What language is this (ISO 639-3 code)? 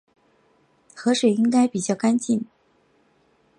zho